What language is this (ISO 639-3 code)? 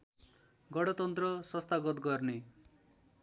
nep